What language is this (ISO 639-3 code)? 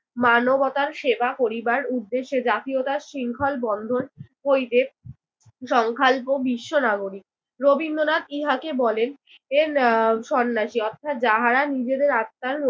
ben